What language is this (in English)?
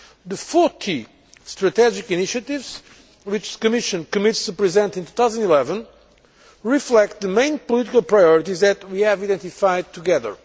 English